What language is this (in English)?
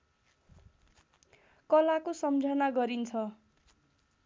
Nepali